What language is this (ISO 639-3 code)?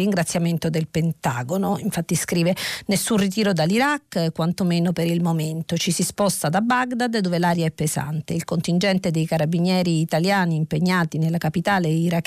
ita